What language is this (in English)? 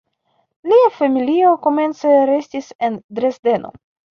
Esperanto